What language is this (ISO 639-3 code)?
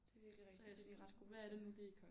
dan